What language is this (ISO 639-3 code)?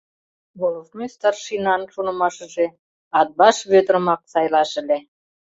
chm